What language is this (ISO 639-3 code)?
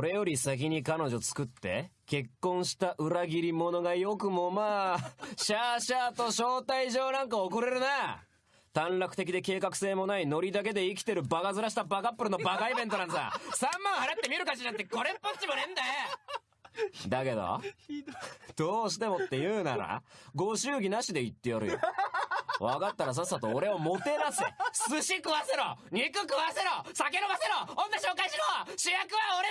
jpn